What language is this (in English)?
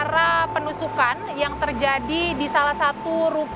Indonesian